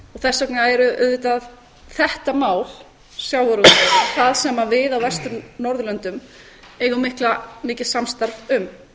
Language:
Icelandic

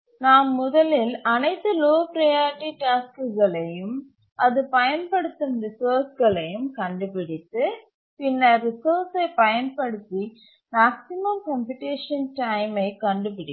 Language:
Tamil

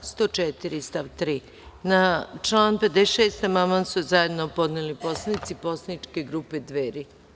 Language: Serbian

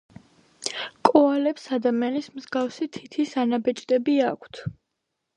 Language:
Georgian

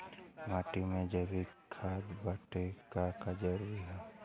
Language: Bhojpuri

